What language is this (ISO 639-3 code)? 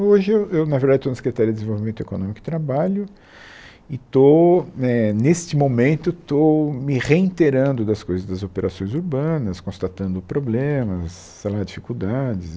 por